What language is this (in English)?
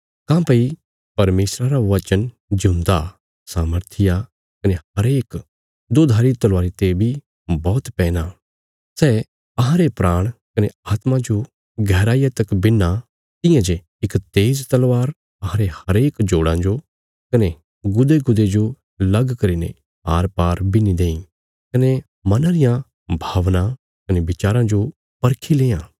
Bilaspuri